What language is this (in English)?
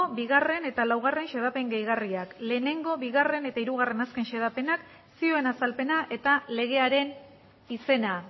Basque